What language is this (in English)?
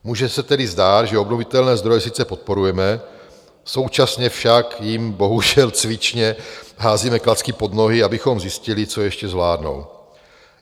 Czech